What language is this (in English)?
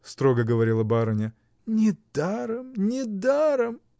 Russian